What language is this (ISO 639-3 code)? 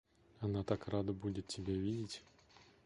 rus